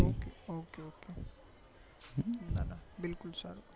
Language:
Gujarati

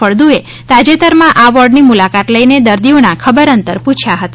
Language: Gujarati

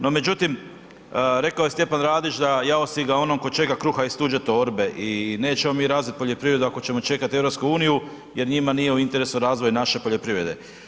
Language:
Croatian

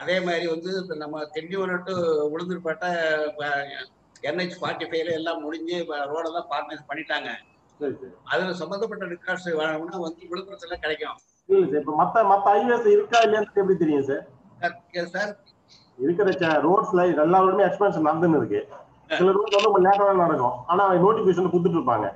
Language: Tamil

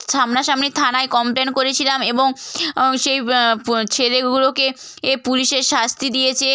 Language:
Bangla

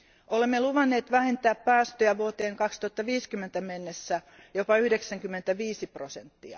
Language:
Finnish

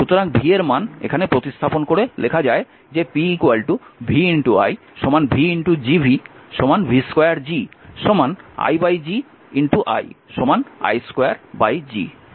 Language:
Bangla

